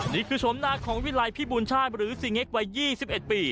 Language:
Thai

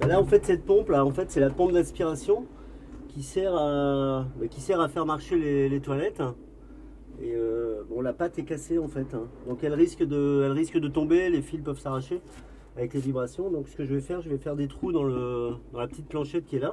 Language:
French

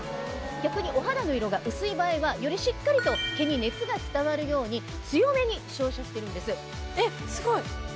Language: Japanese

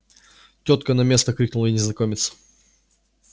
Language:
Russian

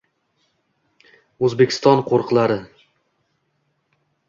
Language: Uzbek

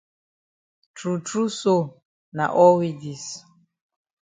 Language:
Cameroon Pidgin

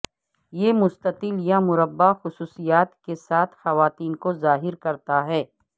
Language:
Urdu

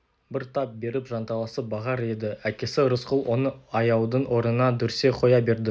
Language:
Kazakh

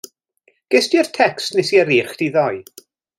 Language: Welsh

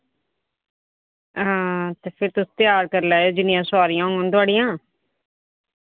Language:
Dogri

